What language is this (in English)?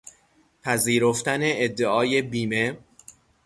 Persian